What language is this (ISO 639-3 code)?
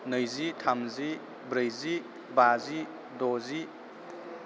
brx